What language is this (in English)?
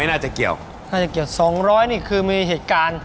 Thai